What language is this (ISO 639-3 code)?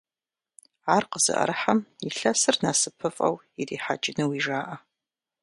kbd